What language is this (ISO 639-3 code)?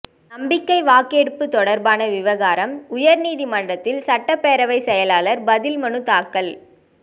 tam